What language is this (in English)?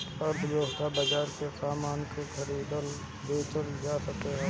Bhojpuri